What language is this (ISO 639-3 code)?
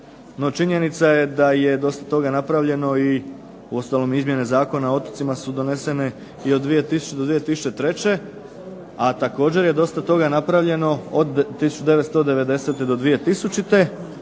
hrv